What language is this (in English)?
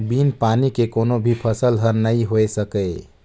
Chhattisgarhi